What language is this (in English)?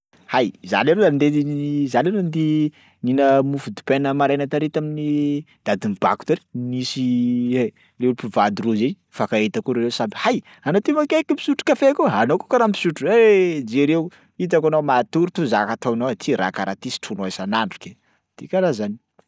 Sakalava Malagasy